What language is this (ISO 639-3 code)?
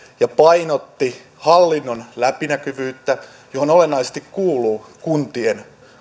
fin